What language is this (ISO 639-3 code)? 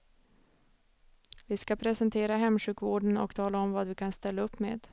swe